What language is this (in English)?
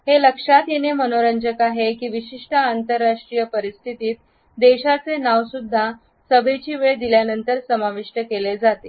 Marathi